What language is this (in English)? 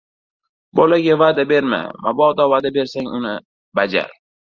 Uzbek